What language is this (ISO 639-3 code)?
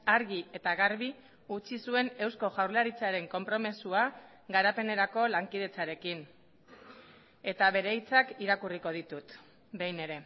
eus